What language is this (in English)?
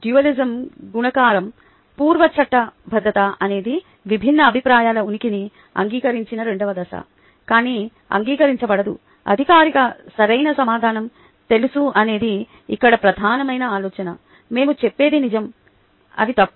Telugu